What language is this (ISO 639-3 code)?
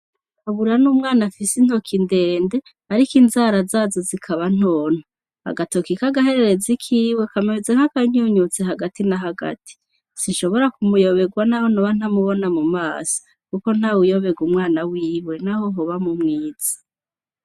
run